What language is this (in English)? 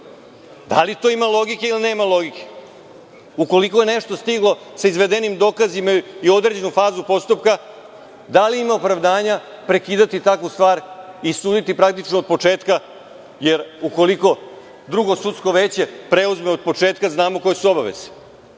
Serbian